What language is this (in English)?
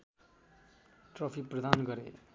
Nepali